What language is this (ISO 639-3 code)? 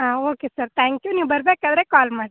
kan